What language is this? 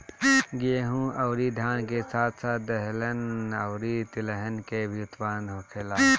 Bhojpuri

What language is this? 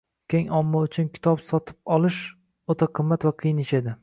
Uzbek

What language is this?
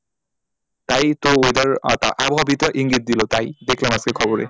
Bangla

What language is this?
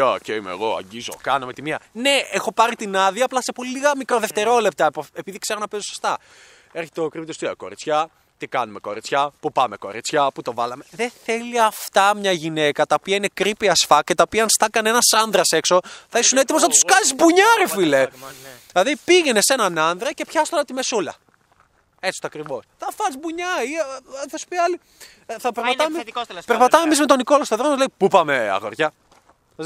Greek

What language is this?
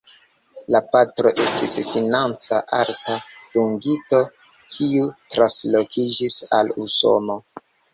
Esperanto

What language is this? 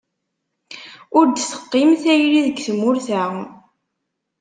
Kabyle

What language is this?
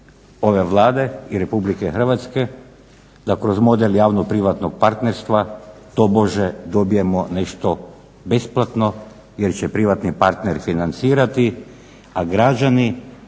Croatian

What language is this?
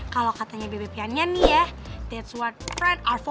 Indonesian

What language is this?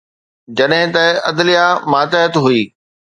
Sindhi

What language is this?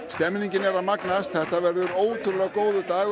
Icelandic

